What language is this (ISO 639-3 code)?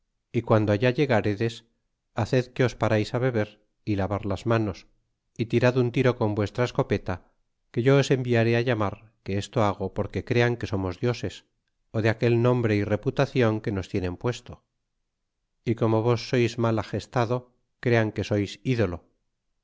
spa